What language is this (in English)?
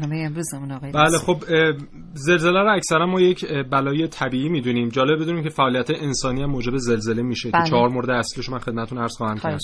Persian